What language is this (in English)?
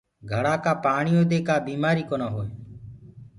Gurgula